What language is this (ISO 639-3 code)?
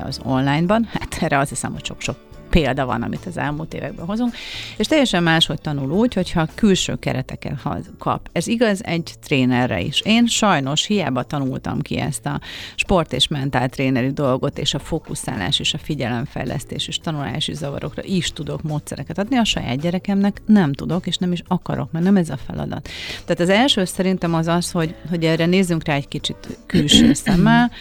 hun